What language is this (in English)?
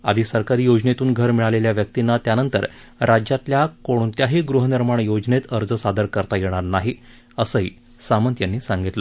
Marathi